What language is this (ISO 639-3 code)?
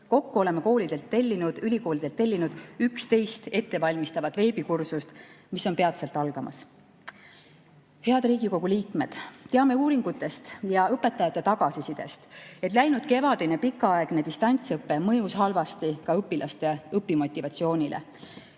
est